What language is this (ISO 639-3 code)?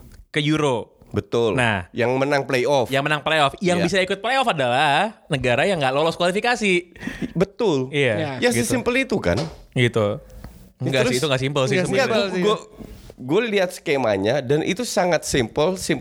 ind